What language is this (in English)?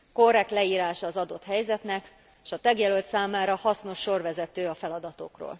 Hungarian